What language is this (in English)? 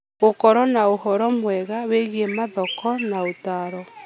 Kikuyu